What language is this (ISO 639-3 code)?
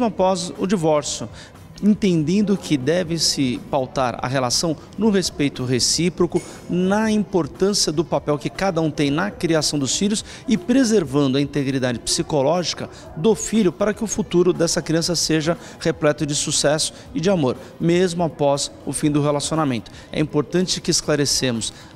por